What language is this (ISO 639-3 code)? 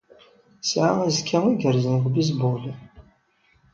kab